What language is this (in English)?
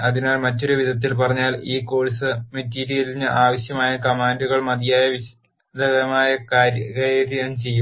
Malayalam